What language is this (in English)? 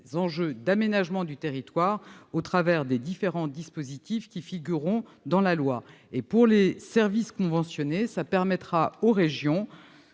French